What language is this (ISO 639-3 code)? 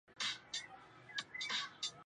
zho